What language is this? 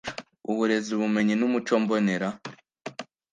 Kinyarwanda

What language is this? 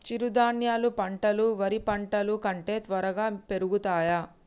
Telugu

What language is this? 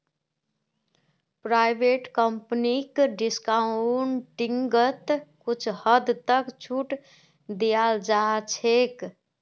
Magahi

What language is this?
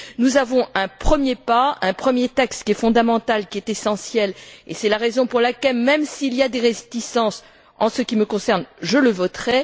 French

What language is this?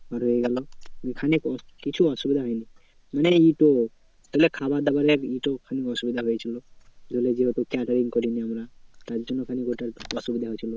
Bangla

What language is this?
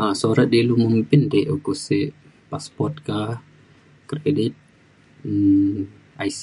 Mainstream Kenyah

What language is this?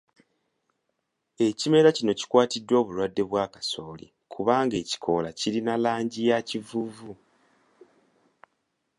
Ganda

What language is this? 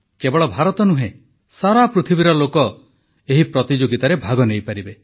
Odia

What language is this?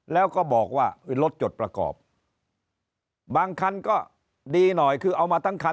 Thai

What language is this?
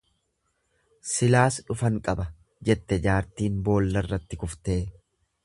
Oromo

